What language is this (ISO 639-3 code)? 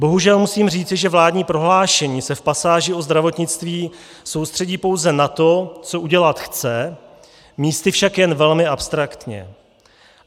ces